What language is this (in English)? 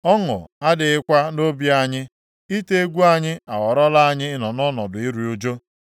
Igbo